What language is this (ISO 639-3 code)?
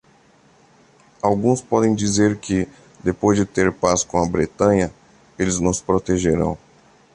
por